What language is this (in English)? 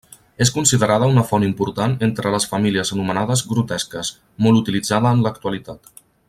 Catalan